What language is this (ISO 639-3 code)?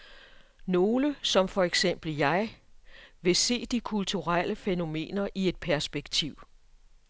dan